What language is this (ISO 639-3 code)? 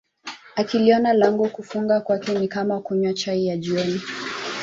swa